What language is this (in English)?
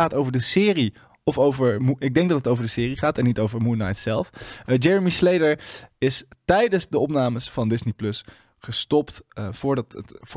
Dutch